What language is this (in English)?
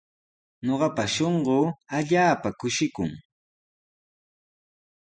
Sihuas Ancash Quechua